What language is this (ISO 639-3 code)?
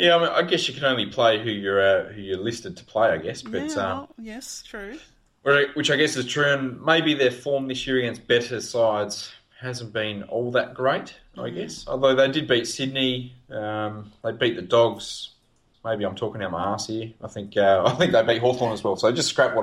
eng